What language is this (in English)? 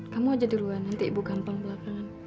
Indonesian